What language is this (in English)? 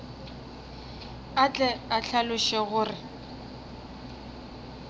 Northern Sotho